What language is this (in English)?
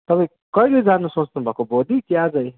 Nepali